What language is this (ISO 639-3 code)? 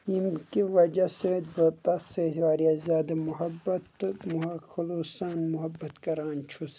kas